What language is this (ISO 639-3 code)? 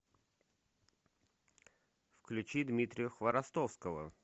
rus